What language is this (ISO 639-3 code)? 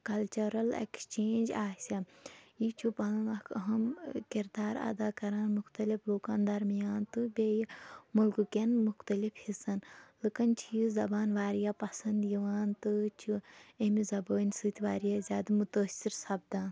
kas